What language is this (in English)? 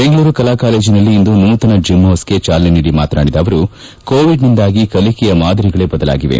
Kannada